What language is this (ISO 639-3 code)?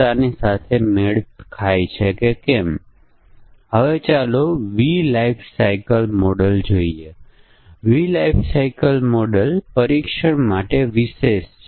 guj